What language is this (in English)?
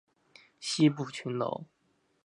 Chinese